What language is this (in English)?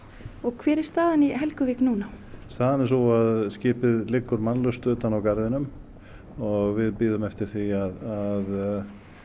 Icelandic